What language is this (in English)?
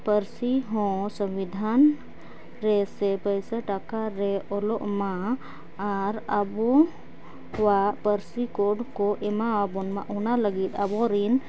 Santali